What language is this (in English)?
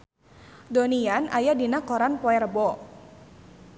Sundanese